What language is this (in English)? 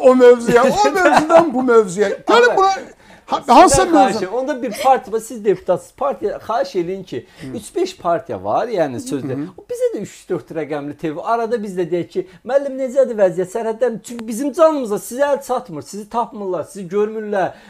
Turkish